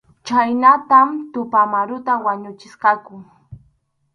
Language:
Arequipa-La Unión Quechua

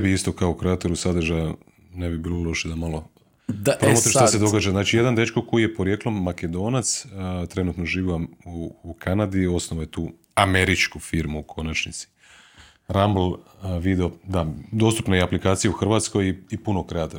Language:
Croatian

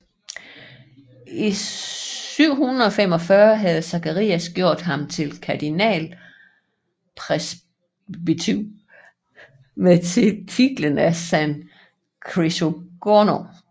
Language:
Danish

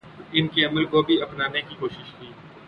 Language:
Urdu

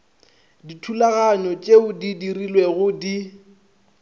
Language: Northern Sotho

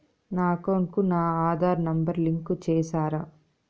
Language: Telugu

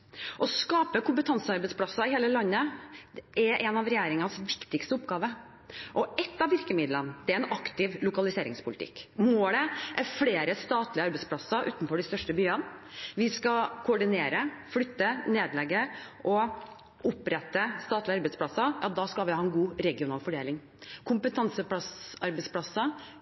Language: Norwegian Bokmål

